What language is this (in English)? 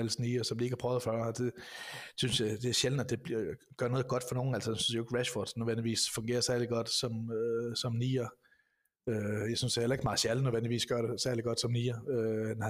Danish